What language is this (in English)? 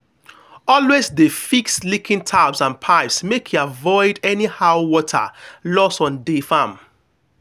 Nigerian Pidgin